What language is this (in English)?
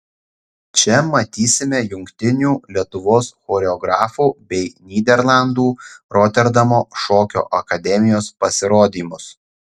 Lithuanian